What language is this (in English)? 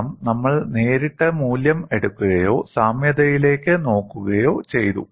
Malayalam